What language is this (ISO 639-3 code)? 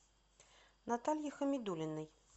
rus